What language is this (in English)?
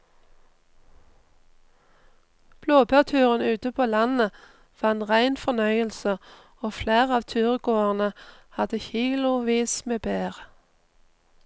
Norwegian